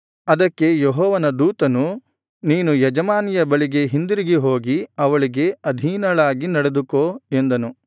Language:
Kannada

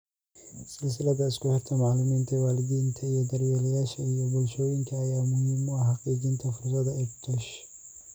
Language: Somali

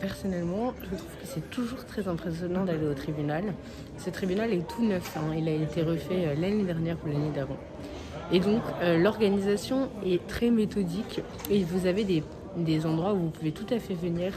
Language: French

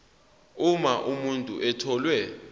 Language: Zulu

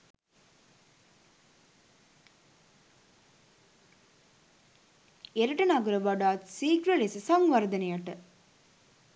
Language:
Sinhala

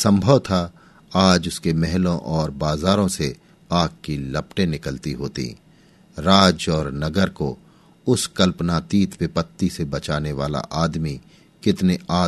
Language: Hindi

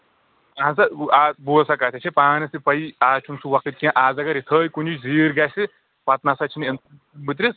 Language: Kashmiri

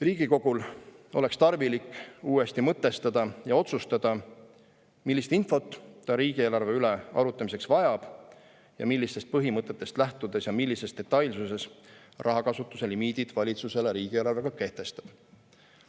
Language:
Estonian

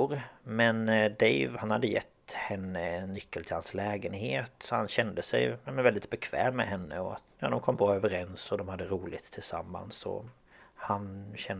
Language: Swedish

